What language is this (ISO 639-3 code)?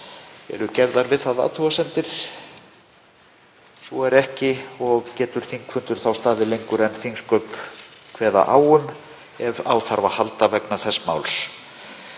isl